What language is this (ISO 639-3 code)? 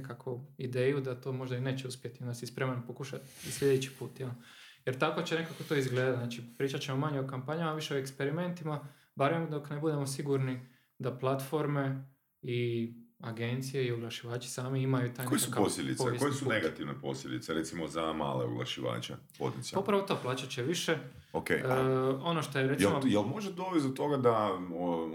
hrv